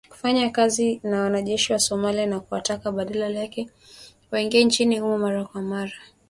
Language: Swahili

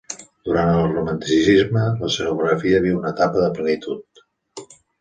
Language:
Catalan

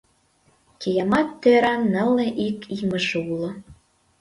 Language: Mari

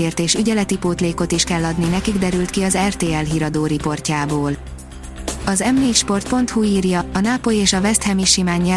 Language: Hungarian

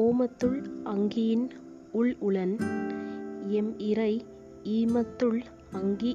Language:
Tamil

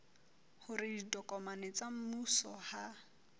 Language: Southern Sotho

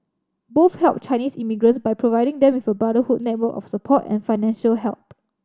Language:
English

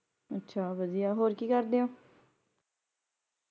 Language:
Punjabi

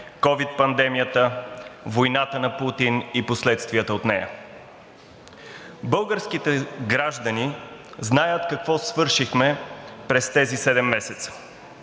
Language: Bulgarian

